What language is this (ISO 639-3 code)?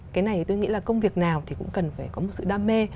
vie